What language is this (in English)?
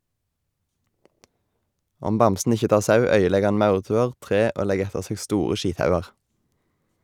Norwegian